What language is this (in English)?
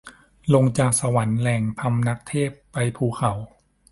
Thai